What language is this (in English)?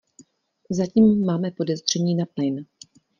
Czech